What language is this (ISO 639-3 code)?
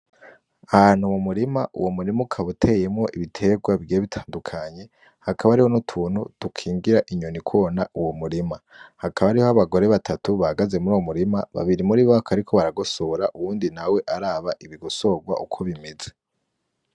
run